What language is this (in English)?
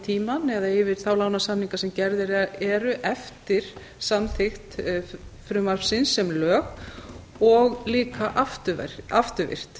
Icelandic